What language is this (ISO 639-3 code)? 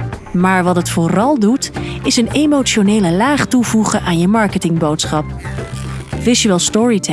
nld